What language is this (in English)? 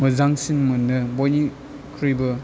Bodo